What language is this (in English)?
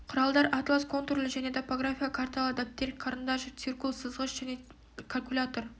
Kazakh